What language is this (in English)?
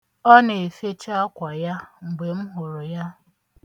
Igbo